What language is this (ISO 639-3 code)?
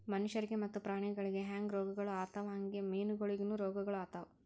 kan